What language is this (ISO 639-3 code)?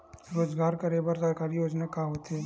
hne